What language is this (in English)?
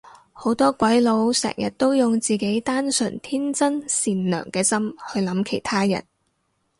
Cantonese